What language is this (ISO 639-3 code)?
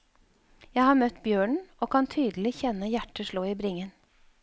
nor